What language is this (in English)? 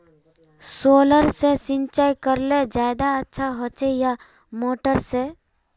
Magahi